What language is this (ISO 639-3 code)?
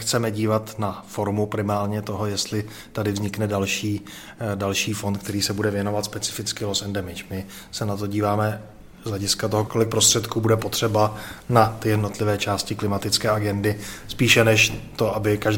ces